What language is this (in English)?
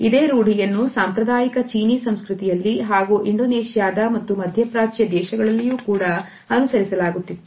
Kannada